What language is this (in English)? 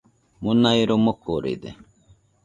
Nüpode Huitoto